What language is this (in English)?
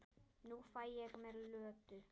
Icelandic